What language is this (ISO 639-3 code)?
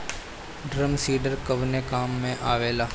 bho